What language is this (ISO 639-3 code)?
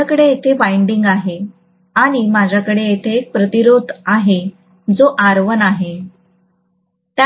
mar